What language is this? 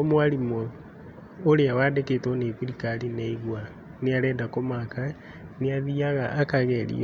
Kikuyu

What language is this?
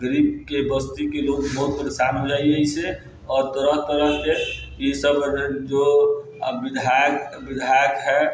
Maithili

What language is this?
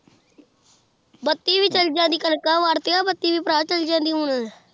Punjabi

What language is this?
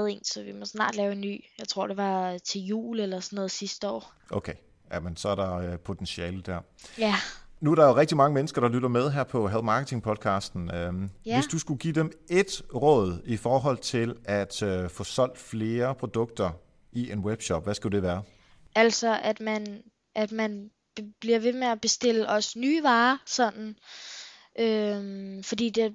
Danish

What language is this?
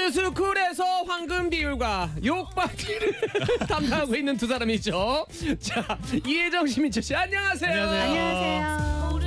Korean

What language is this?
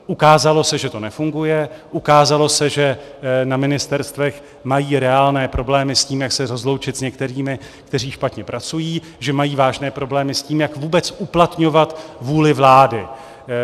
Czech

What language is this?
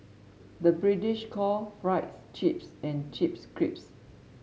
English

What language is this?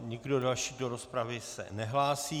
Czech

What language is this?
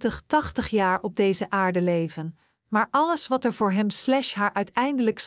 Dutch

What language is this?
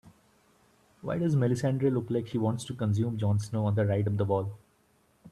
English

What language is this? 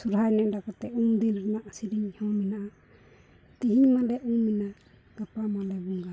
Santali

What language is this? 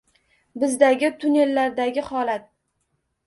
Uzbek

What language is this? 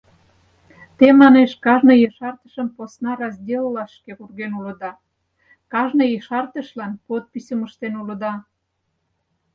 Mari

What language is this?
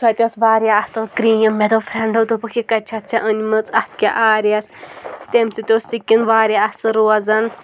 Kashmiri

